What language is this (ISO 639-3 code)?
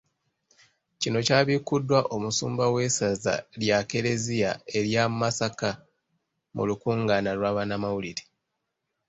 lug